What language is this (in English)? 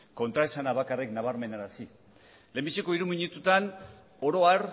Basque